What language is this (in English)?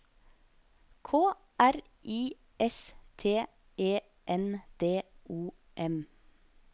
Norwegian